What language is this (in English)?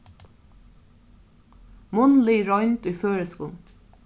Faroese